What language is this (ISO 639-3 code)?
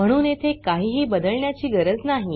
mar